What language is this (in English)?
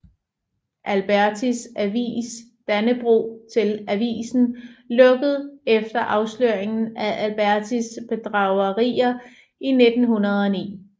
Danish